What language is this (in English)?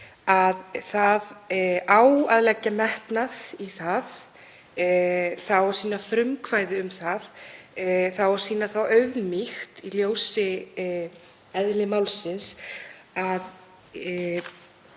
Icelandic